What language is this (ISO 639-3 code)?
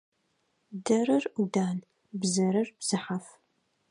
ady